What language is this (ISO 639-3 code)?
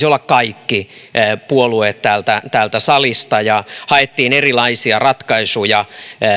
fin